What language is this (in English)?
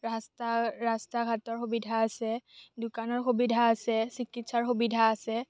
Assamese